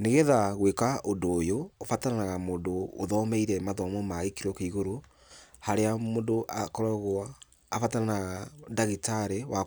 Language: Kikuyu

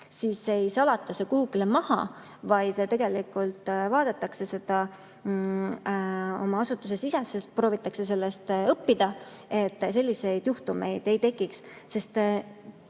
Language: Estonian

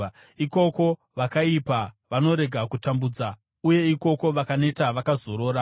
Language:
Shona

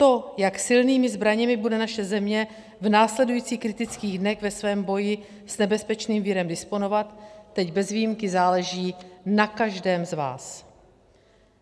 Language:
Czech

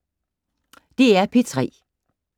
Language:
Danish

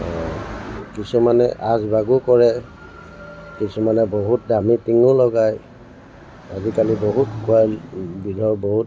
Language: Assamese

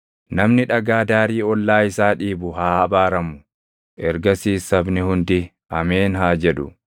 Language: Oromo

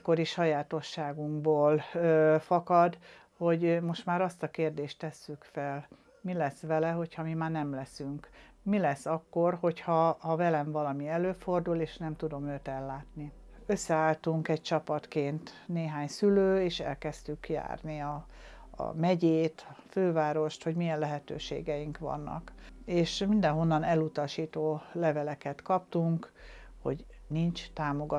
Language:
Hungarian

